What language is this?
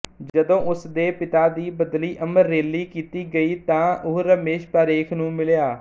Punjabi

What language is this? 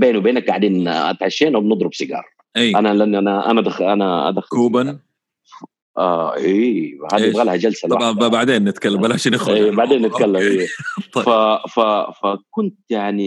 Arabic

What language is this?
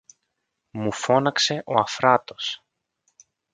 Greek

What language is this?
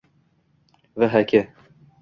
Uzbek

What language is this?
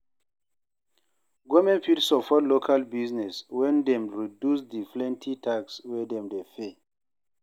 Nigerian Pidgin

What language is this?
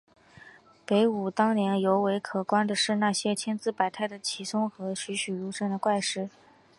Chinese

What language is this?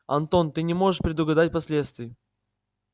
Russian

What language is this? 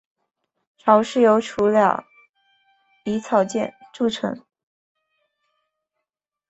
Chinese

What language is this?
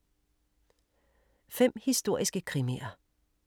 Danish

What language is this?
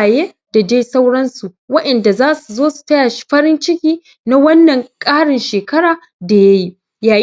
Hausa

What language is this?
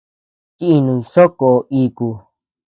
Tepeuxila Cuicatec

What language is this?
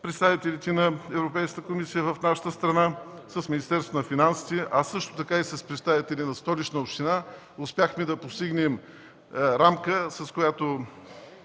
Bulgarian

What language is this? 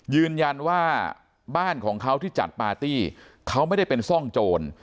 Thai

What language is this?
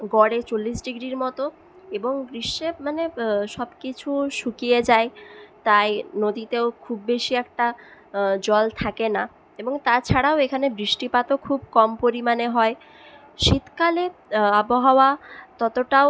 Bangla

